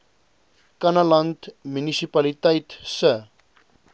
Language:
Afrikaans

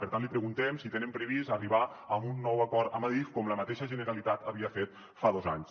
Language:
Catalan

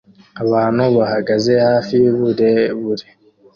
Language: Kinyarwanda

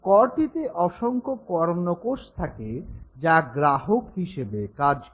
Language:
Bangla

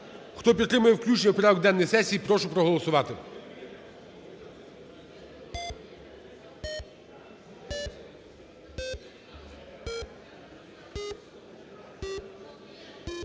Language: Ukrainian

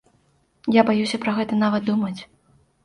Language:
Belarusian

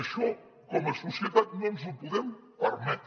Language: Catalan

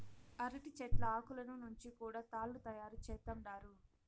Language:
Telugu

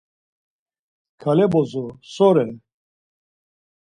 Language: Laz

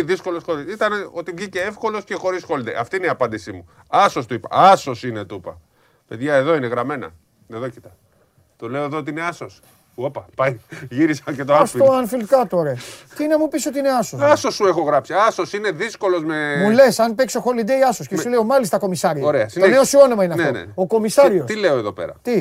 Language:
Greek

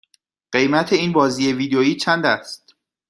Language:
Persian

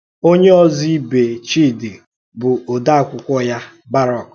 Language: Igbo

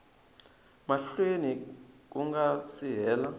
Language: Tsonga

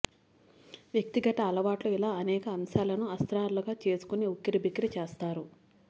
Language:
Telugu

